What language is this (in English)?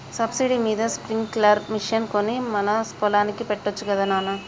Telugu